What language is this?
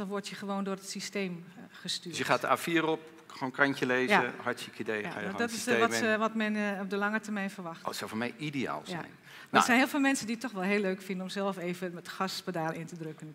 Dutch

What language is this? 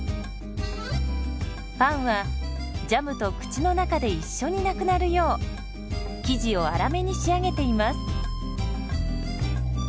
Japanese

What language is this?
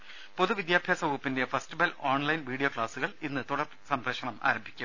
Malayalam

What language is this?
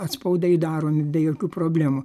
Lithuanian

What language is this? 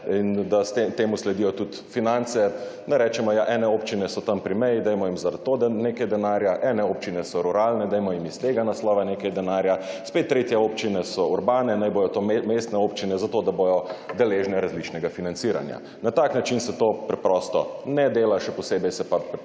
Slovenian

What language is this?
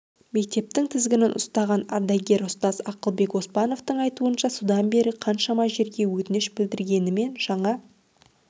Kazakh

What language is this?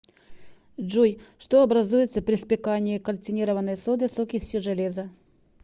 Russian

